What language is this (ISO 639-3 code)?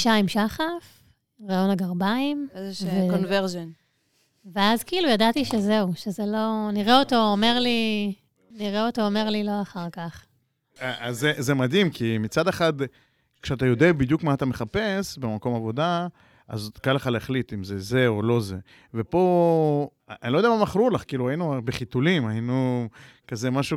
heb